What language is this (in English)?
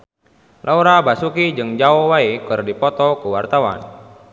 Sundanese